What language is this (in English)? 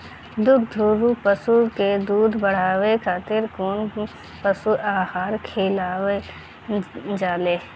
Bhojpuri